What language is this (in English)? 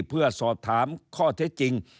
Thai